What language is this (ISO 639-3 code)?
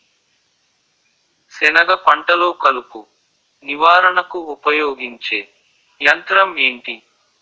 tel